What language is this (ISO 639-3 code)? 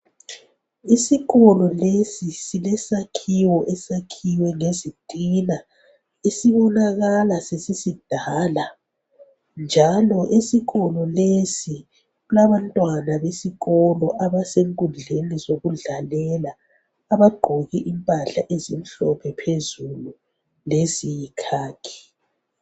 nde